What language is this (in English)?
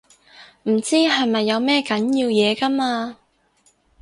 Cantonese